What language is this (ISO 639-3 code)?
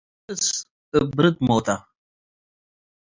tig